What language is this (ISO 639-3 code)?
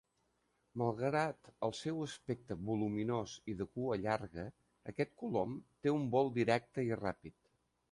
cat